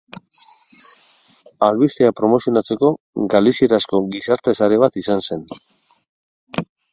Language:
Basque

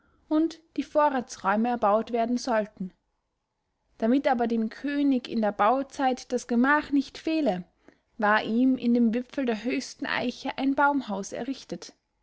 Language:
German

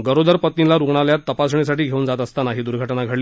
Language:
Marathi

